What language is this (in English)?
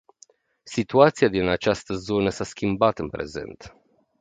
Romanian